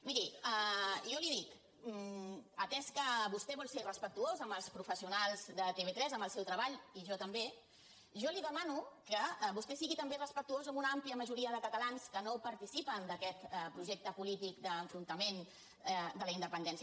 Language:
Catalan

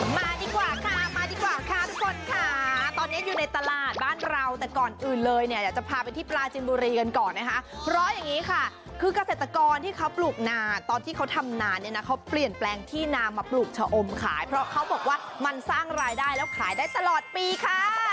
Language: Thai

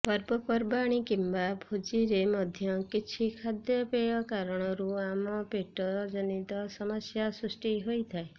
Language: Odia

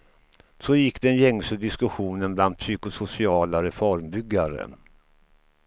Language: Swedish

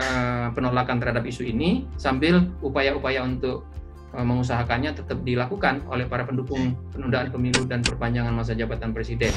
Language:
Indonesian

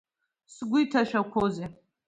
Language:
Abkhazian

